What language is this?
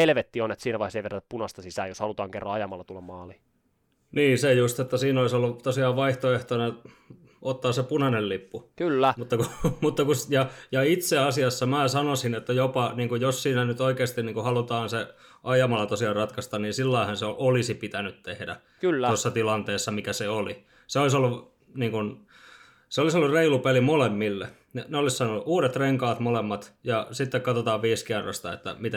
Finnish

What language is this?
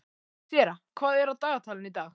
Icelandic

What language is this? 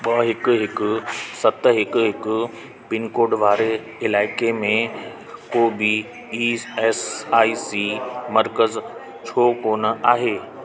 Sindhi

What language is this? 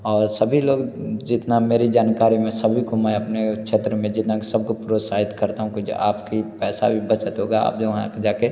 Hindi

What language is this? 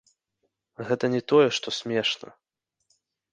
Belarusian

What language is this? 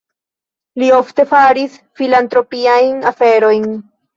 Esperanto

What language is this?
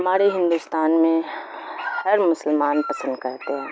Urdu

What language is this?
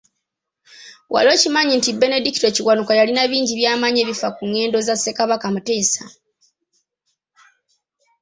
Ganda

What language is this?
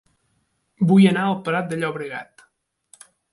Catalan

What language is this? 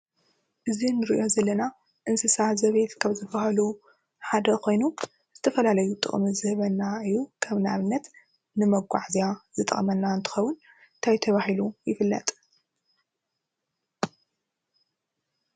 Tigrinya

